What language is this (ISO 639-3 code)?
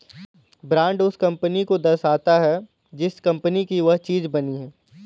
hin